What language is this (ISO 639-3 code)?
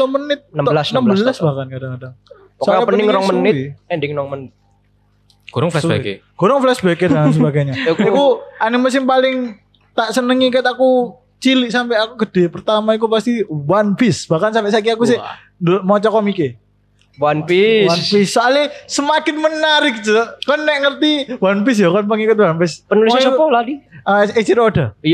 ind